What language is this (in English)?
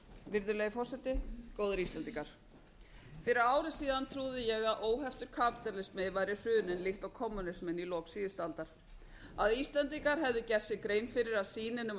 Icelandic